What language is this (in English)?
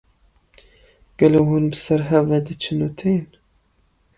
Kurdish